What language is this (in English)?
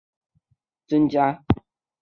Chinese